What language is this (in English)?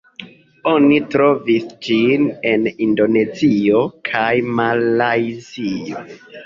Esperanto